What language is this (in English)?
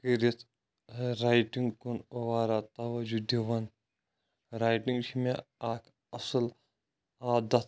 Kashmiri